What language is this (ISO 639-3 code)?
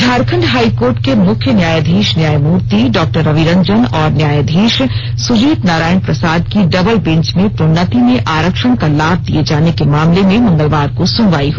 hin